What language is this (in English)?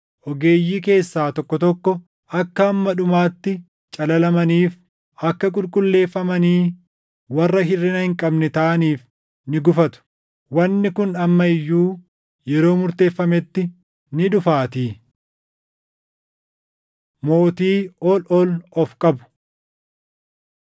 Oromo